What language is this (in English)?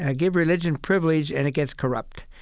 English